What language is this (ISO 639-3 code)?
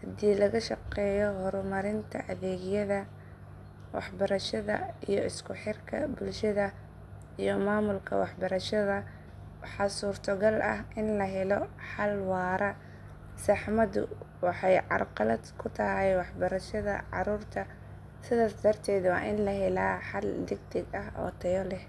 som